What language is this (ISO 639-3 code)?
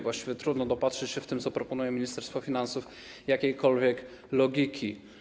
pol